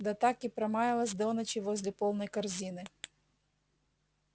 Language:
Russian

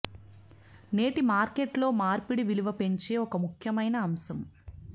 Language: Telugu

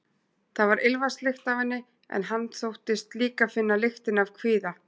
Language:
Icelandic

